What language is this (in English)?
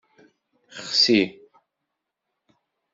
Kabyle